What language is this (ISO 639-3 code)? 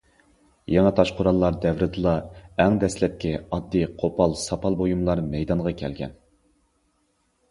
uig